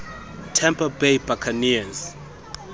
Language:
Xhosa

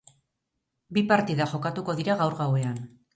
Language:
Basque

